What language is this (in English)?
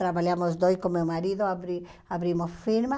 Portuguese